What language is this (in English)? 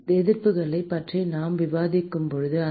Tamil